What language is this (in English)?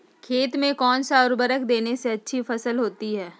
Magahi